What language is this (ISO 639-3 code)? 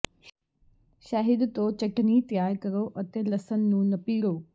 pan